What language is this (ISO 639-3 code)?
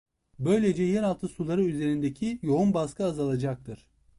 tur